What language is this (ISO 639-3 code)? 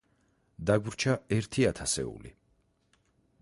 kat